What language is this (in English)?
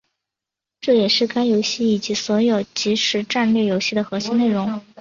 Chinese